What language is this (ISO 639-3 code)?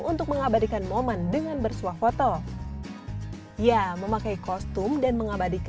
ind